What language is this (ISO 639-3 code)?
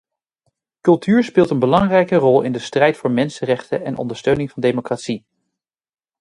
nld